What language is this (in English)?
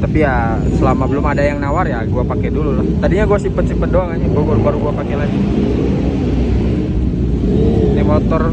Indonesian